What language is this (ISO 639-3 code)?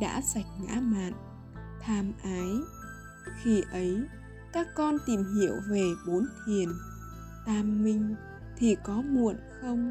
vie